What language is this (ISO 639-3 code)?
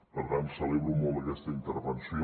cat